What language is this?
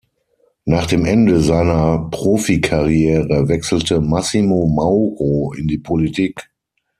German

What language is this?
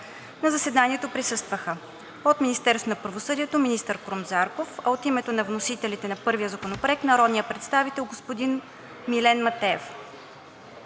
Bulgarian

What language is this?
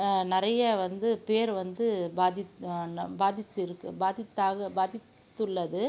Tamil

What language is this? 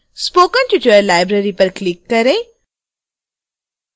Hindi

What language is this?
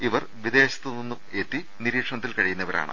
Malayalam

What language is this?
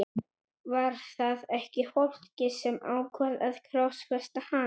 Icelandic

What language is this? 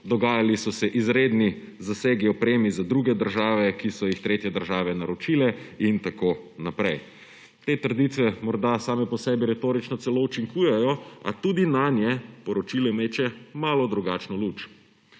Slovenian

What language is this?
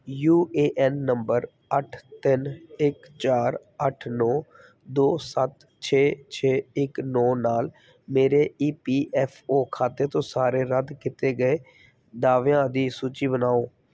Punjabi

